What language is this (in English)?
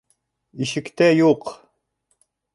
Bashkir